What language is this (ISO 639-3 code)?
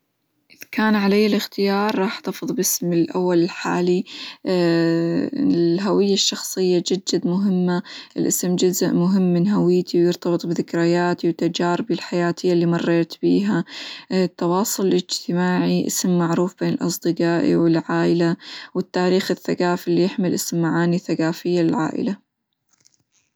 acw